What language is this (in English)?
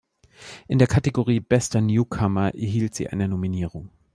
German